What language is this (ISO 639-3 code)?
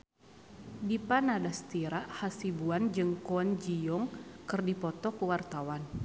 sun